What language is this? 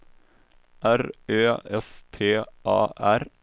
Swedish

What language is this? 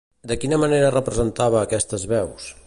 Catalan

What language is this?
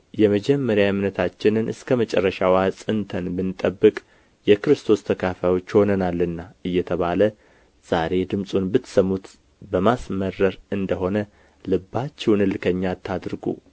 Amharic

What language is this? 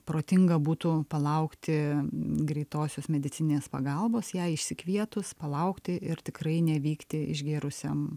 Lithuanian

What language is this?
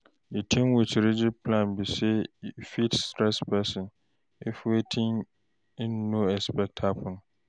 Nigerian Pidgin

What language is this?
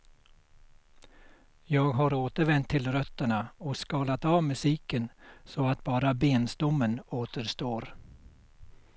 Swedish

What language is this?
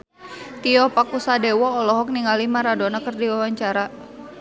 Sundanese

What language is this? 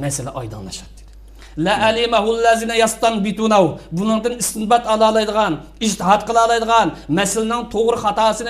Turkish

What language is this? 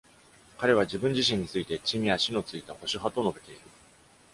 Japanese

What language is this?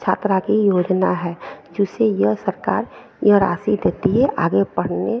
Hindi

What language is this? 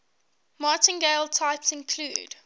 English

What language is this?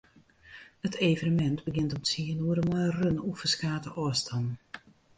Western Frisian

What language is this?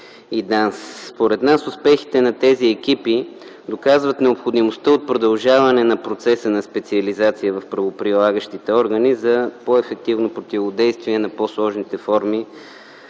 Bulgarian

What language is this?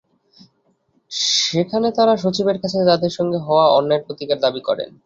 Bangla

